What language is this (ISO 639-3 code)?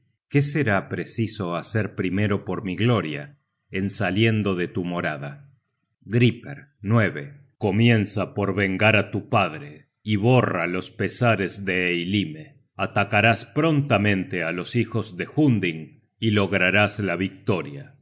spa